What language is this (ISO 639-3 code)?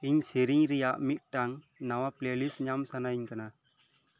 sat